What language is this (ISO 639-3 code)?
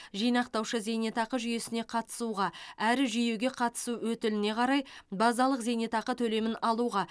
kaz